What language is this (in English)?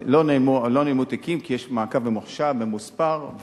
Hebrew